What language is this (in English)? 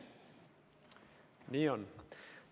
Estonian